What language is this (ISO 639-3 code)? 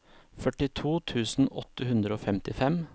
nor